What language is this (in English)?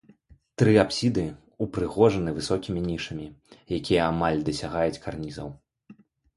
Belarusian